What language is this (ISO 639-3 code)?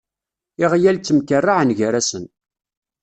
kab